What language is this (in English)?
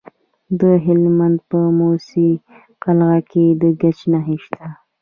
Pashto